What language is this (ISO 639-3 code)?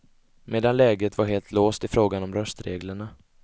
swe